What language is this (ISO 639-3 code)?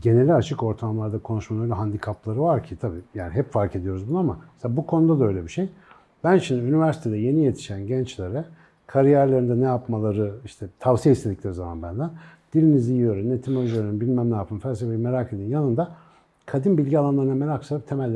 tur